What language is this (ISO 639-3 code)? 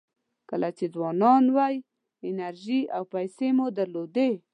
pus